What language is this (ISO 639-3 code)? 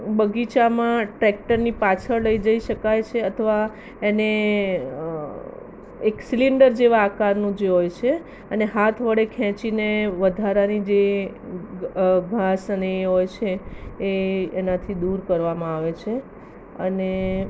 guj